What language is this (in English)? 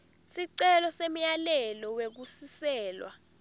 Swati